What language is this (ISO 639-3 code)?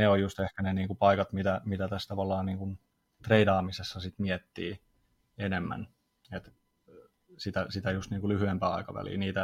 fin